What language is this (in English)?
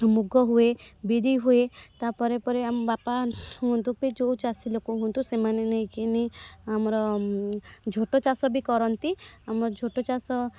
Odia